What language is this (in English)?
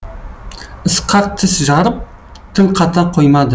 Kazakh